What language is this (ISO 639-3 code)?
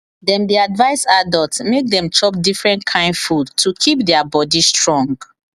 pcm